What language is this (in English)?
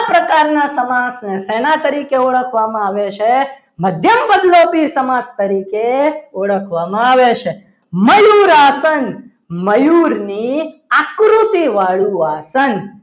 Gujarati